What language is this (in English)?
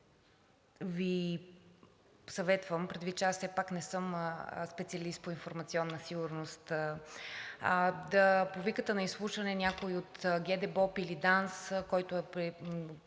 Bulgarian